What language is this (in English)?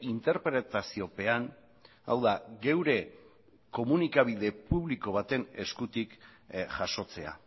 Basque